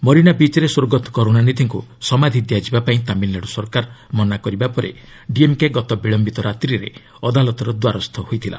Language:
Odia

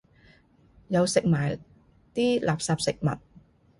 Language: Cantonese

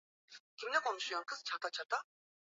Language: Swahili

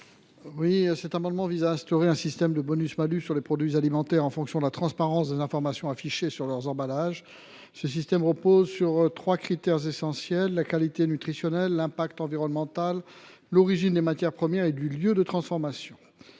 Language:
French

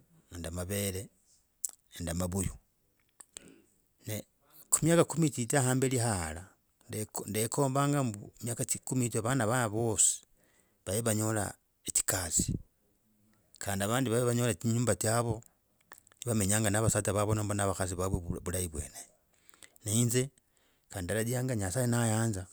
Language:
Logooli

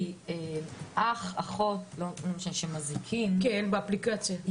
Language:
Hebrew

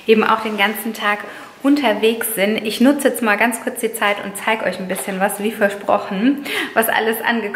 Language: German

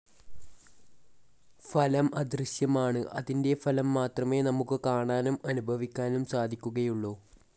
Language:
Malayalam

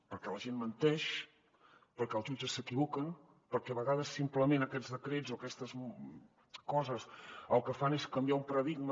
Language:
Catalan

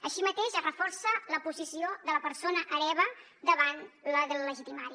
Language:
Catalan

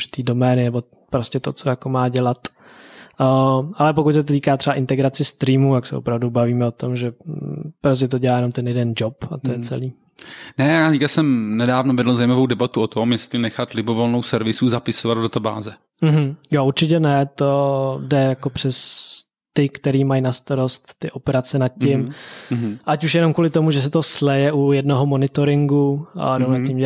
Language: Czech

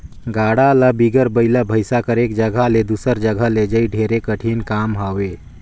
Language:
Chhattisgarhi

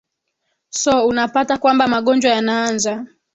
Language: Swahili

